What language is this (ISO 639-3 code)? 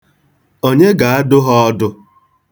ibo